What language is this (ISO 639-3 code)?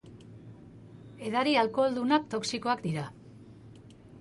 eus